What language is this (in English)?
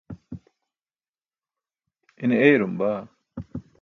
Burushaski